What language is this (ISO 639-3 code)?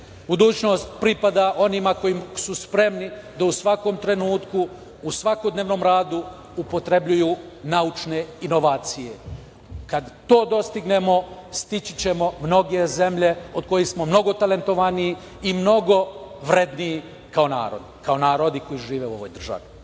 srp